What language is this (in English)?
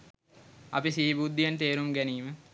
Sinhala